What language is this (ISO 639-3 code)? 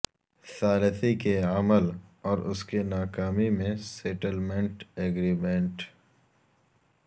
urd